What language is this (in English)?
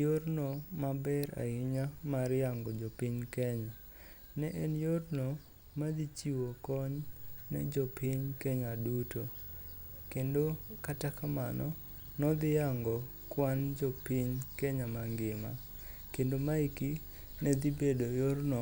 Luo (Kenya and Tanzania)